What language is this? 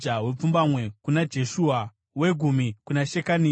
Shona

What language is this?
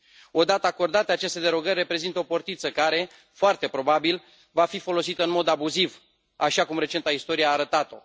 Romanian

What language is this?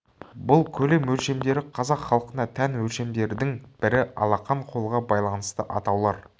Kazakh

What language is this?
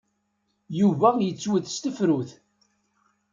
Kabyle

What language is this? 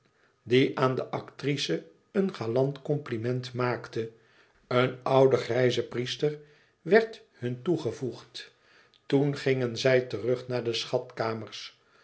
Dutch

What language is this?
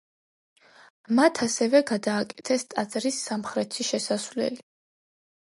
Georgian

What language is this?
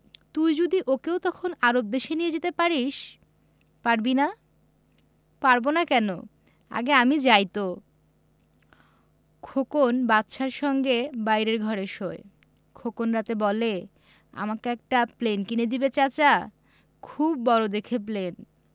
Bangla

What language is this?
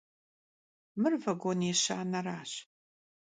Kabardian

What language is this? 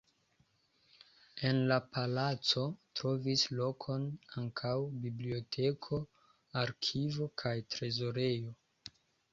Esperanto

